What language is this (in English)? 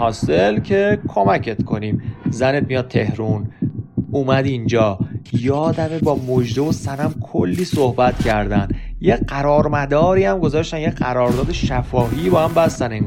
Persian